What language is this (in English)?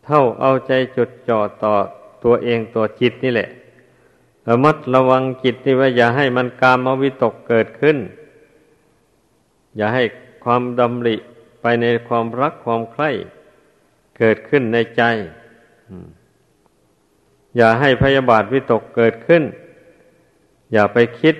Thai